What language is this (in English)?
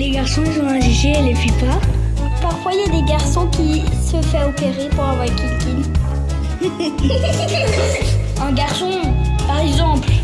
French